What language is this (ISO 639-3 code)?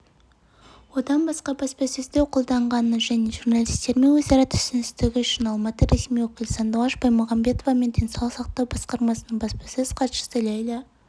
kaz